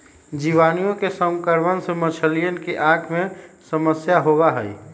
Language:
Magahi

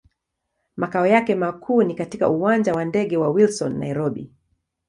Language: Swahili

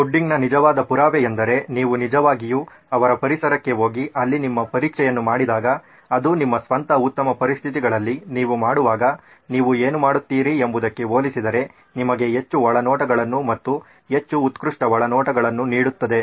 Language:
Kannada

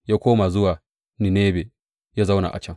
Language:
Hausa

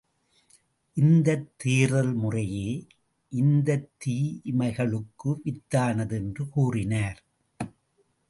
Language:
Tamil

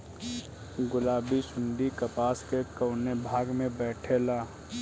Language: Bhojpuri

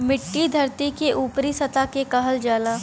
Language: Bhojpuri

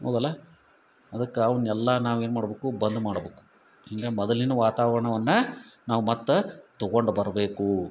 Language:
Kannada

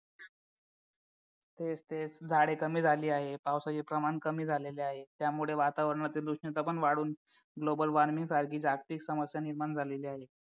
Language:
Marathi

